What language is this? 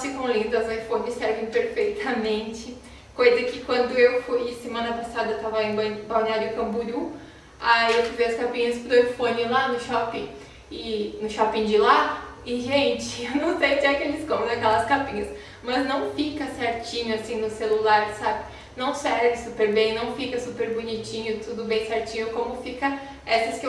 Portuguese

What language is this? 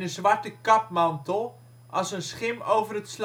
Dutch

